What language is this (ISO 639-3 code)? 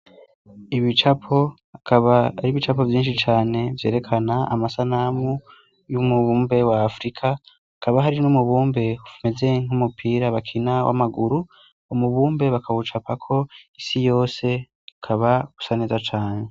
run